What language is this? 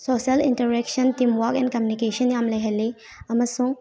Manipuri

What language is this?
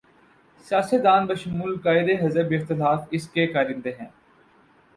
Urdu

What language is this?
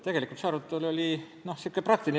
Estonian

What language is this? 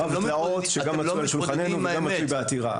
Hebrew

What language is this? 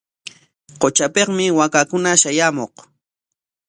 Corongo Ancash Quechua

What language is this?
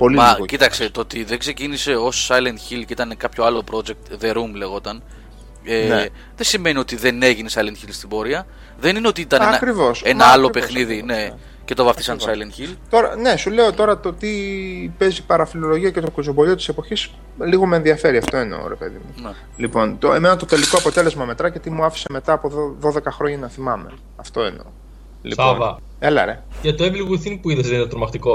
Greek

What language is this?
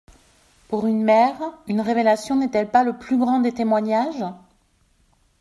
French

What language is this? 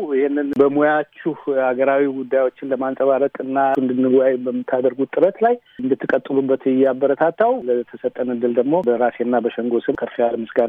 Amharic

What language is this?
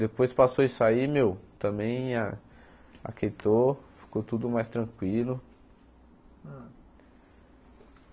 Portuguese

